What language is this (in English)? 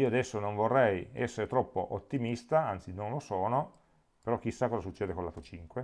Italian